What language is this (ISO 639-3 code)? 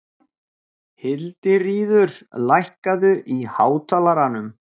isl